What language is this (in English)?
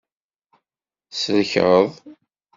Kabyle